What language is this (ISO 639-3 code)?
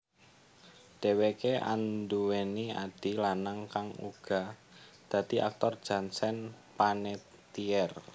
jav